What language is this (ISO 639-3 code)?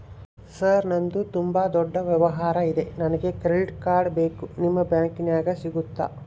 kan